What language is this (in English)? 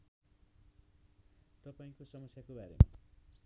Nepali